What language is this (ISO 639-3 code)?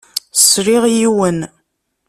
kab